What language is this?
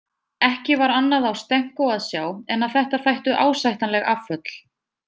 Icelandic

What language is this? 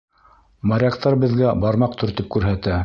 Bashkir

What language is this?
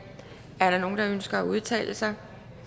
Danish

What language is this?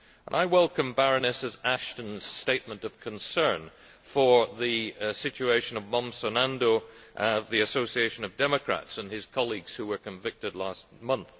English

